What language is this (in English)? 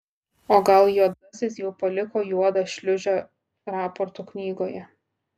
Lithuanian